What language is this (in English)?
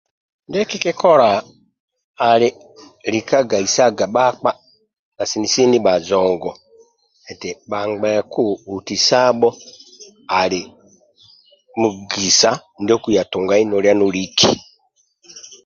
Amba (Uganda)